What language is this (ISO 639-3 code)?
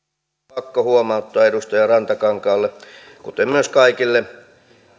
fin